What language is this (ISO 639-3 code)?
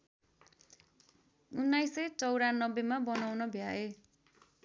nep